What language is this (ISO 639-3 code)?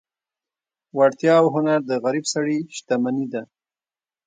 pus